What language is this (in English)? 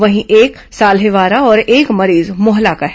Hindi